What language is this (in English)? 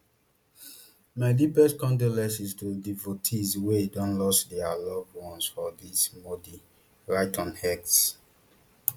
Nigerian Pidgin